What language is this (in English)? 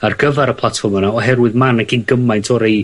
Welsh